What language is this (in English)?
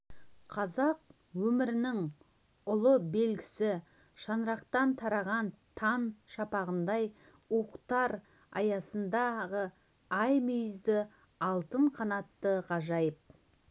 Kazakh